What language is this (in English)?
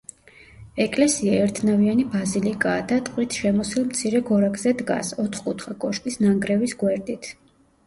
Georgian